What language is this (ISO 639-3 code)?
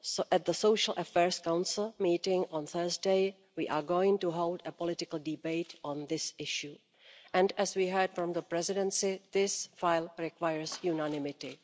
eng